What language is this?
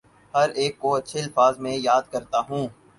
Urdu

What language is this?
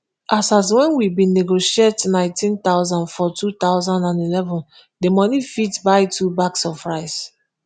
Nigerian Pidgin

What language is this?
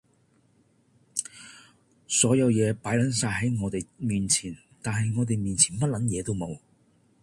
Cantonese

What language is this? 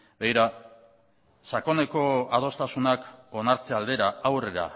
Basque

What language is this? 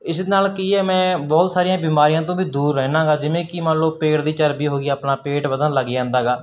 Punjabi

